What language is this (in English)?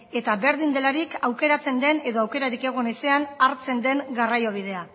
Basque